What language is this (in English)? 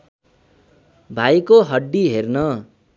Nepali